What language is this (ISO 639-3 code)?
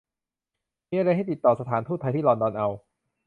tha